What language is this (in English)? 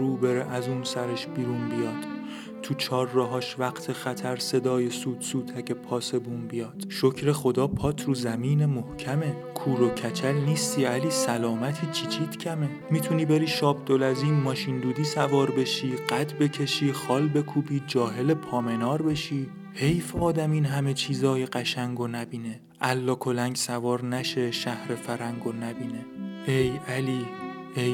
Persian